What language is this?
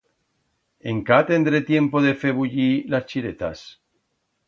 Aragonese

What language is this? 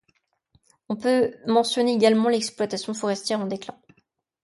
French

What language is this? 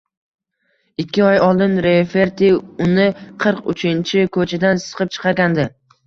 Uzbek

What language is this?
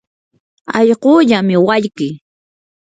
Yanahuanca Pasco Quechua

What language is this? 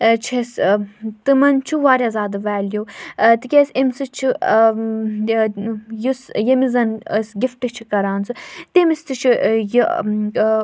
Kashmiri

